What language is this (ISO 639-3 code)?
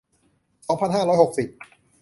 tha